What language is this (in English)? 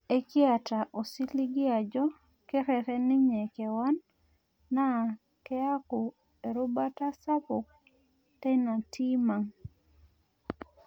Masai